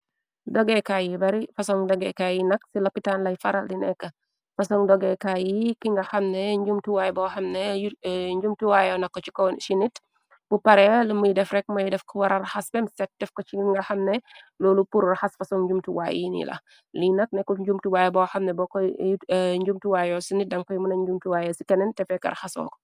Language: Wolof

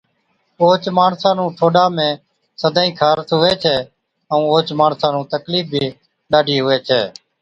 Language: Od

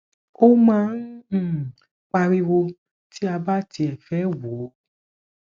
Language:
Yoruba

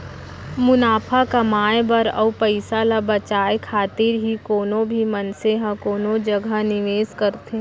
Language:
Chhattisgarhi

